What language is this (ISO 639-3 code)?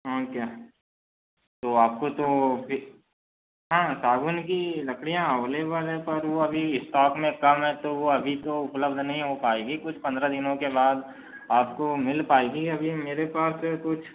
hin